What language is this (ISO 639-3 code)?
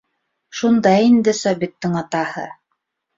bak